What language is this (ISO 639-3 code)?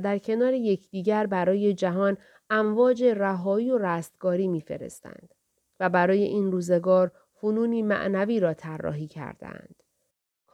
fas